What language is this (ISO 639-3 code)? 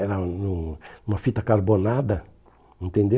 por